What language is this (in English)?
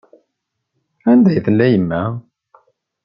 Kabyle